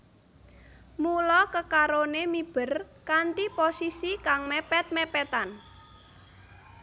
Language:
Javanese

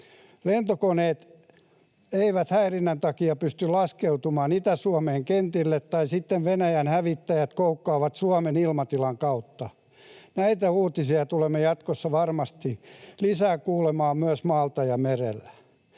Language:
Finnish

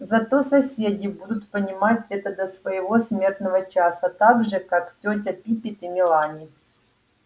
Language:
Russian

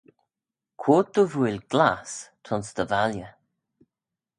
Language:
Manx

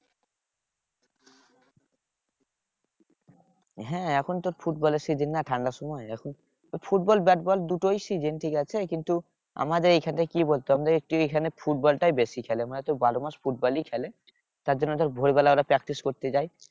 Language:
Bangla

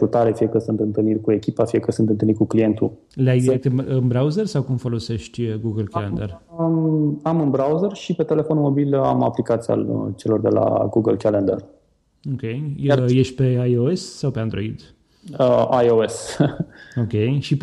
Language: Romanian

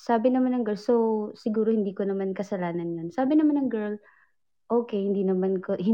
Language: Filipino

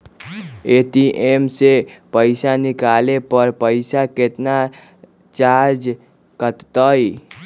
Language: Magahi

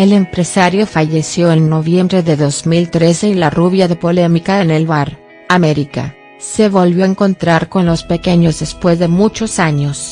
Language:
Spanish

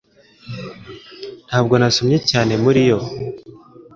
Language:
Kinyarwanda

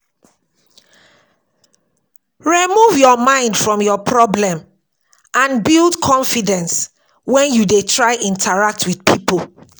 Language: Nigerian Pidgin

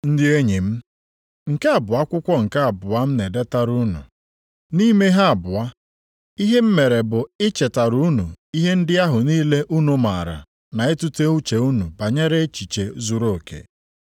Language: Igbo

